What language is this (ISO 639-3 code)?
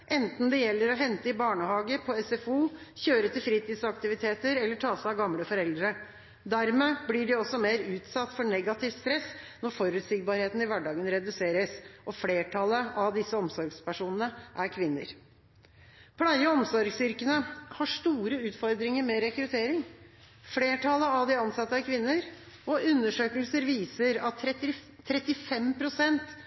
nob